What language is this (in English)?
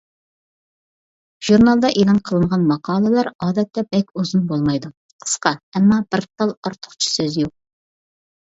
Uyghur